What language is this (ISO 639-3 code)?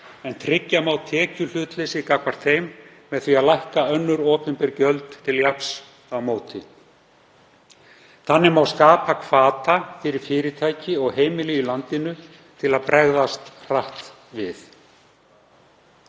isl